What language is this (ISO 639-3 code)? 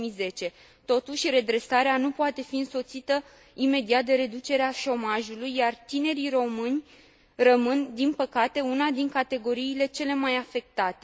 ron